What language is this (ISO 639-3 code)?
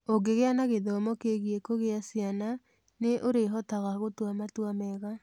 kik